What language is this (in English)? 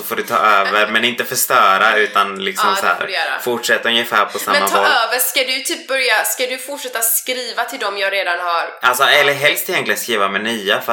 Swedish